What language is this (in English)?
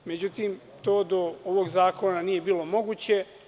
Serbian